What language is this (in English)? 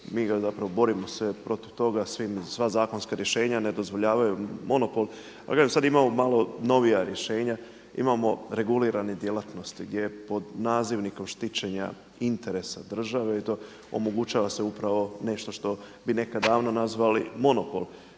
Croatian